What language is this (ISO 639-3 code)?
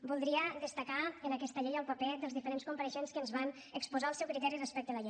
cat